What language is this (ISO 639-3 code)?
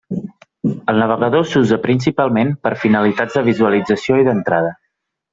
cat